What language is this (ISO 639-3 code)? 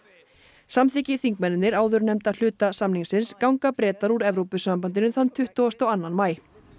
isl